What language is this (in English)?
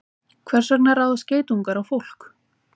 Icelandic